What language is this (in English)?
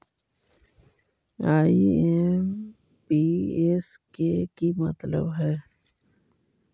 Magahi